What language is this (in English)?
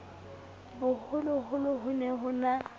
Southern Sotho